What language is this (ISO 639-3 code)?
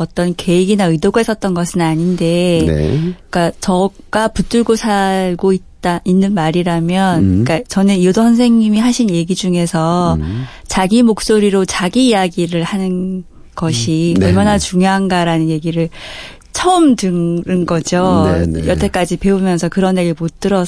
kor